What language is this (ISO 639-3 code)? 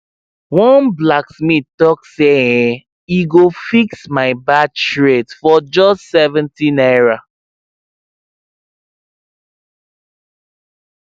pcm